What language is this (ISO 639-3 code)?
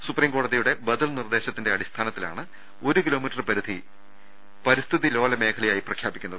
mal